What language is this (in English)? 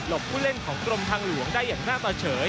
Thai